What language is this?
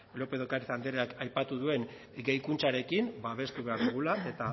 Basque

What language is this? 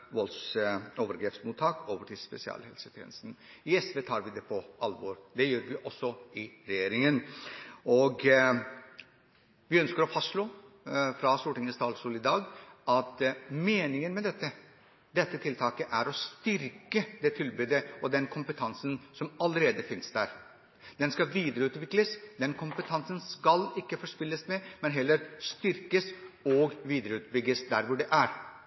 Norwegian Bokmål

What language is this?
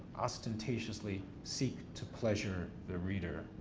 English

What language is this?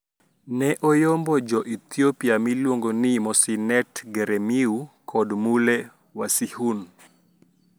Luo (Kenya and Tanzania)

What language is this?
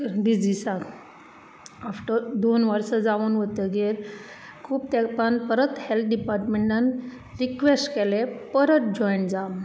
Konkani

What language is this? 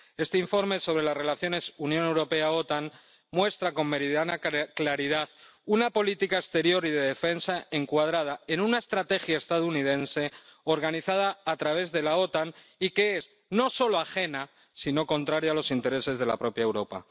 Spanish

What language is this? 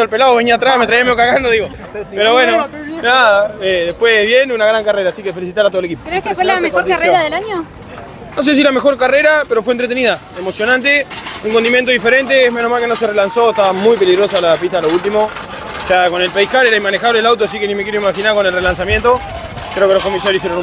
Spanish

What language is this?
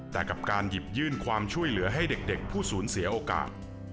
Thai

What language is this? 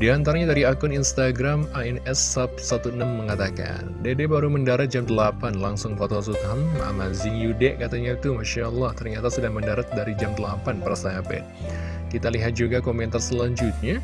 Indonesian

